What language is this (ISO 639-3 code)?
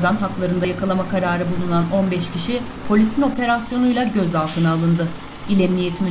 tur